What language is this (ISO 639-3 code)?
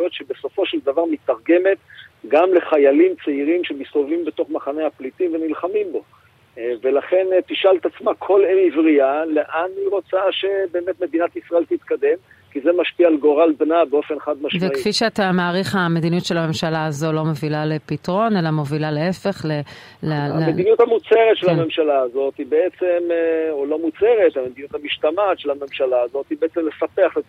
heb